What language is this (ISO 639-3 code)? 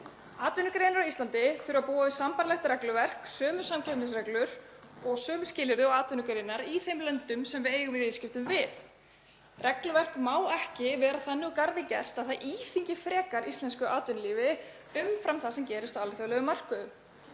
isl